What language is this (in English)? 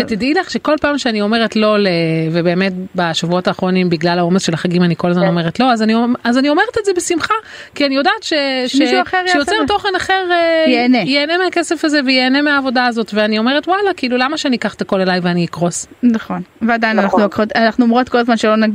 Hebrew